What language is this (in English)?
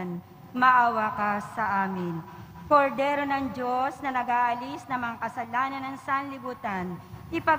Filipino